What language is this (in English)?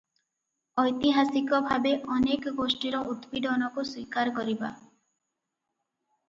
Odia